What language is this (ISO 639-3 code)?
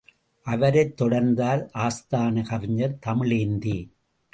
tam